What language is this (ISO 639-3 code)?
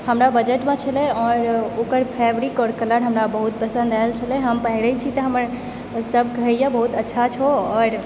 mai